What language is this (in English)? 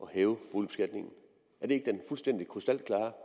Danish